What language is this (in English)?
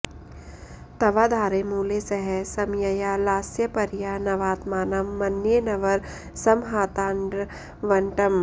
Sanskrit